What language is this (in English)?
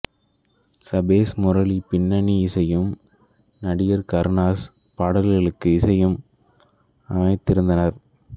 Tamil